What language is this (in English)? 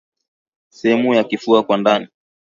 Swahili